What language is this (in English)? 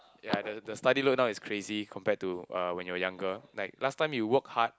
English